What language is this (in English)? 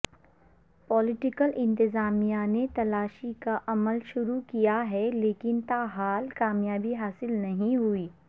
Urdu